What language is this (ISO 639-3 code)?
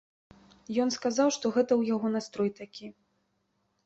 bel